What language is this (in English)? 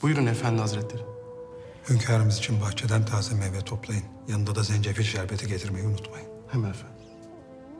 Turkish